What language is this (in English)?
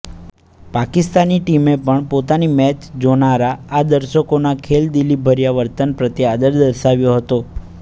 Gujarati